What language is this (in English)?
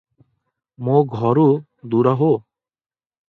Odia